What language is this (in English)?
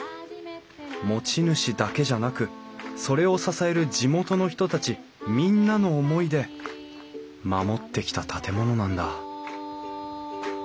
Japanese